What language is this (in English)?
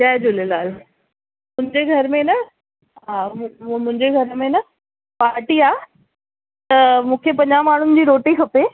Sindhi